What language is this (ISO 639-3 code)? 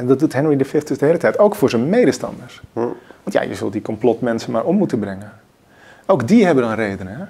nld